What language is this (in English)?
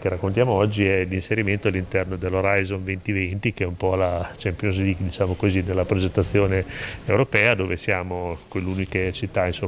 Italian